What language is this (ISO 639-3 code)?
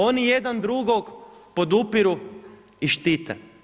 hrv